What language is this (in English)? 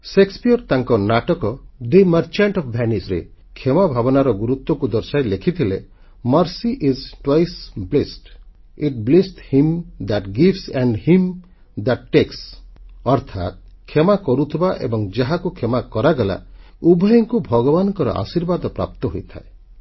Odia